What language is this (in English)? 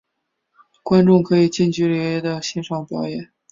Chinese